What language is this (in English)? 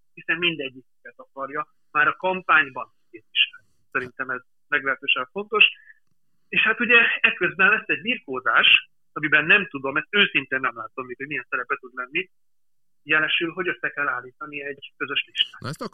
Hungarian